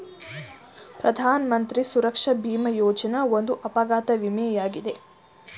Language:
Kannada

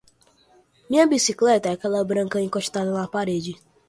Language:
Portuguese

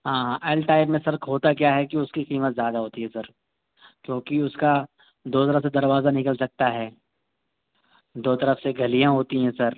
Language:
Urdu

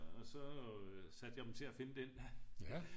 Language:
Danish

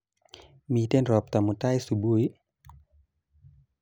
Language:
Kalenjin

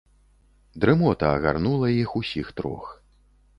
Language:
Belarusian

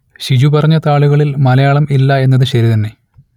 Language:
Malayalam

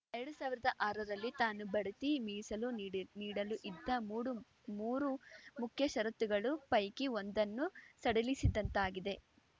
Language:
Kannada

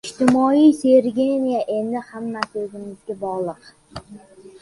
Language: Uzbek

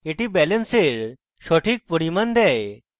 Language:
Bangla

